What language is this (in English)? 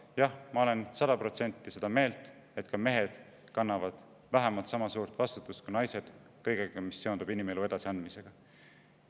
Estonian